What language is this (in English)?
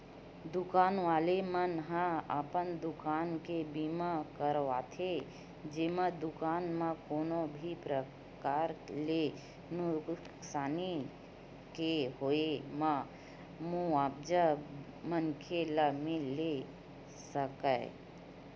Chhattisgarhi